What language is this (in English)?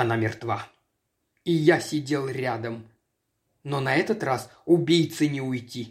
Russian